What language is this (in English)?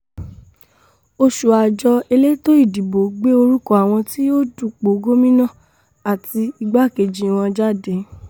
Yoruba